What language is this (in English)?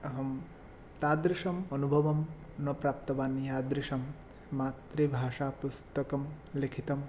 Sanskrit